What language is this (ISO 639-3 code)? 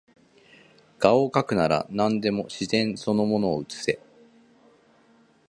jpn